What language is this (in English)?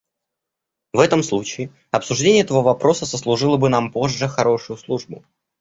Russian